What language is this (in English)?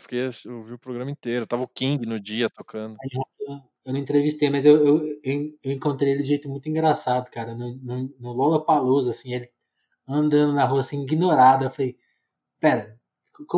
Portuguese